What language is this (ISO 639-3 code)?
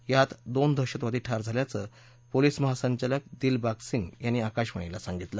mar